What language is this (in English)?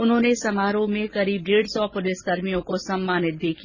Hindi